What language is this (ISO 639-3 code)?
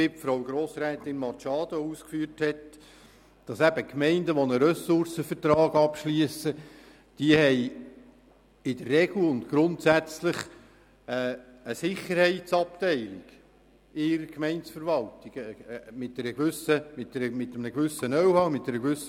gsw